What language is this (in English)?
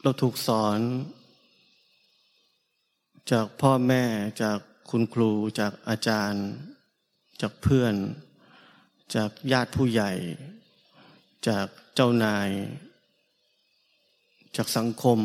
Thai